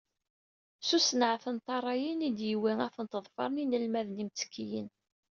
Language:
Kabyle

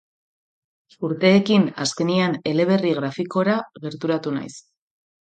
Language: Basque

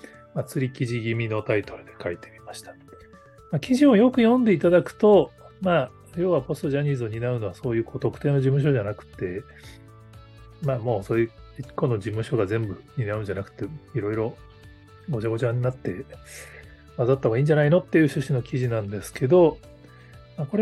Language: Japanese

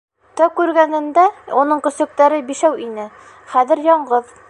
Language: Bashkir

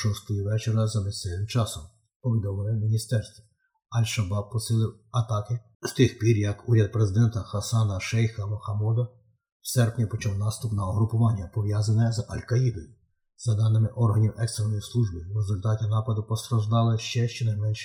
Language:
Ukrainian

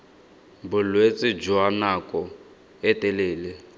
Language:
Tswana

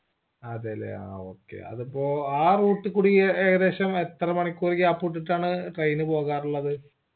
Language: Malayalam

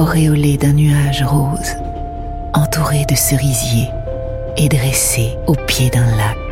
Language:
French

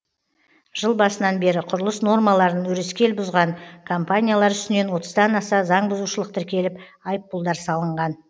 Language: Kazakh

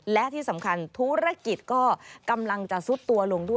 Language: Thai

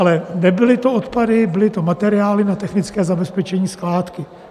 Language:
Czech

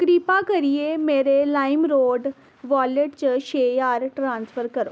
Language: Dogri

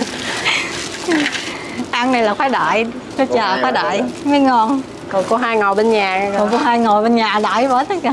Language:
Vietnamese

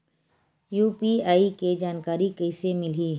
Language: Chhattisgarhi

